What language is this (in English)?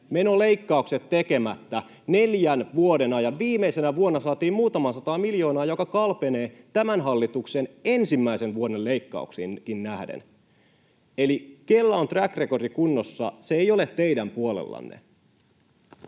Finnish